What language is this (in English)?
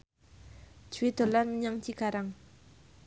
Javanese